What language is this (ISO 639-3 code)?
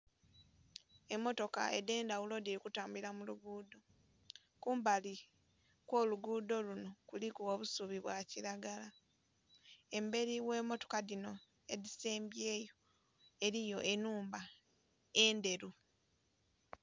xog